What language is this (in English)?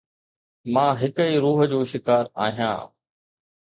Sindhi